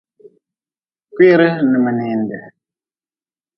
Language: Nawdm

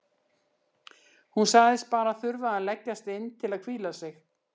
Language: Icelandic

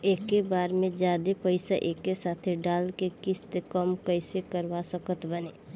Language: Bhojpuri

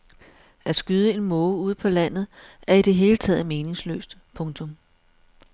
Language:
Danish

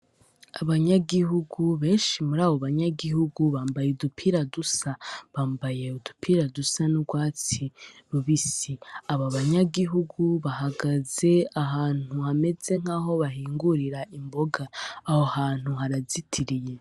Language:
Rundi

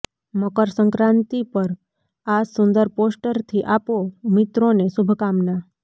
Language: Gujarati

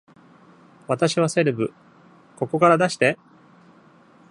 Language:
Japanese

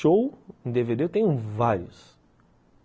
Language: Portuguese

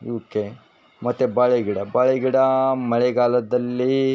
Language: Kannada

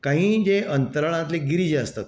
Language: Konkani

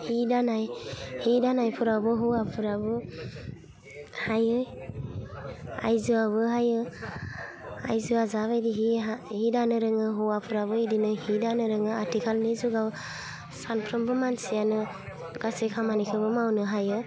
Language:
Bodo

